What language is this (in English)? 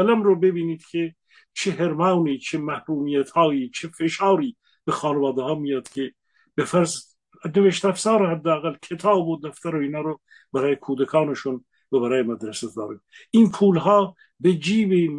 Persian